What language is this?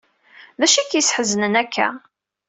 Kabyle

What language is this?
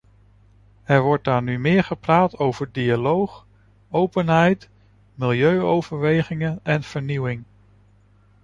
Dutch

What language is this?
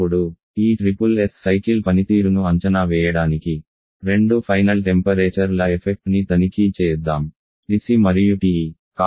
Telugu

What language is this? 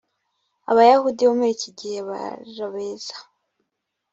Kinyarwanda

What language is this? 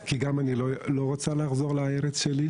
Hebrew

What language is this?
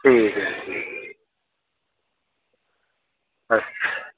Dogri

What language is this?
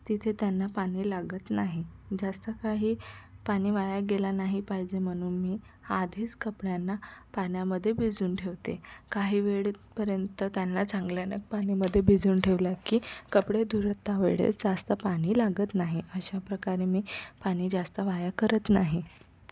Marathi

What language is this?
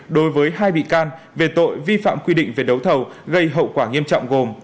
Vietnamese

